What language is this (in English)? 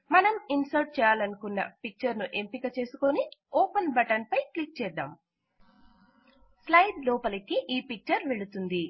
Telugu